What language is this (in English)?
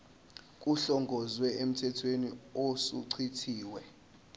Zulu